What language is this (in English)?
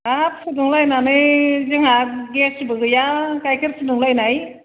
Bodo